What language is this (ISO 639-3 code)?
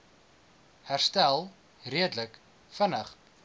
afr